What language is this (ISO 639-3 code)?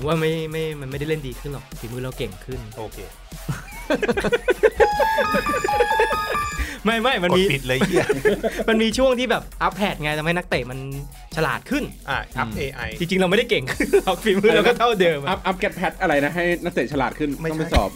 tha